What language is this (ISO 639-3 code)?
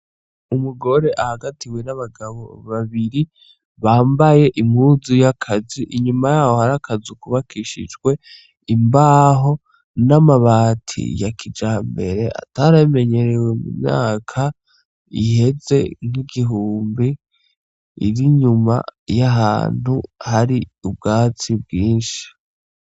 run